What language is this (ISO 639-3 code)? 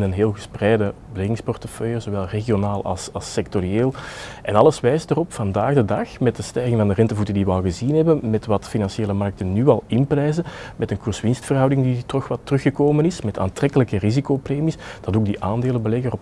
nld